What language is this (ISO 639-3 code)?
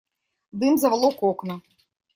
rus